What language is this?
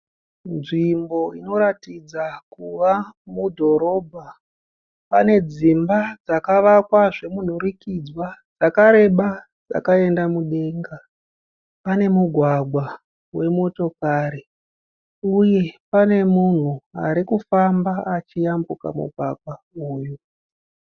Shona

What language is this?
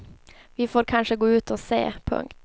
Swedish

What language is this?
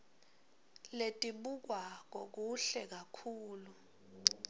Swati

